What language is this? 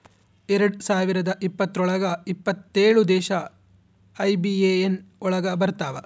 Kannada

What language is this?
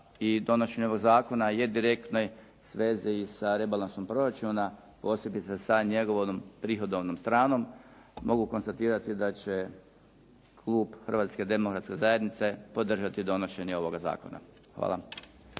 Croatian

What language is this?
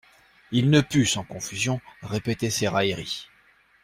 French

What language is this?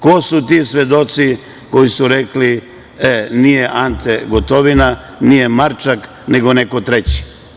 Serbian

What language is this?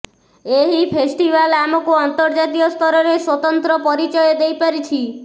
Odia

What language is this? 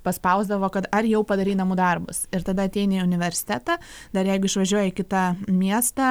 Lithuanian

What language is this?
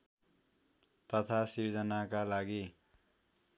Nepali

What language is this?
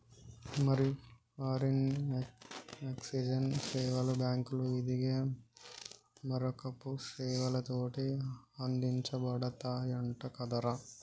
Telugu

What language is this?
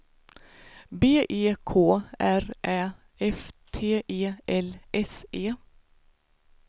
Swedish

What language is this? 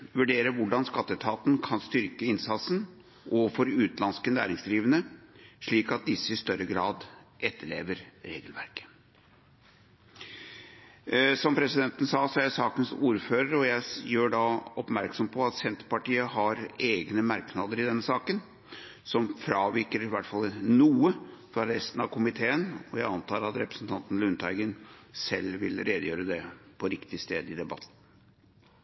Norwegian Bokmål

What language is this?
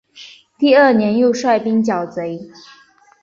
Chinese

